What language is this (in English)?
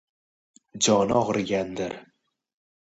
Uzbek